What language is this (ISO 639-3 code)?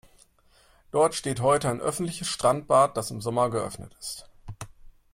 deu